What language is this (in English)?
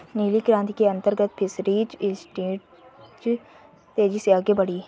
Hindi